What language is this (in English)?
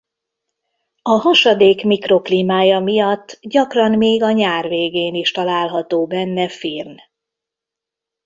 Hungarian